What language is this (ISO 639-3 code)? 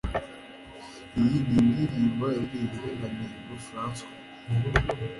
kin